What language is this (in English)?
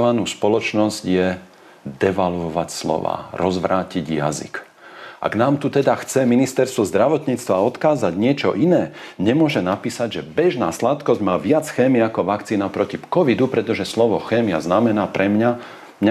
Slovak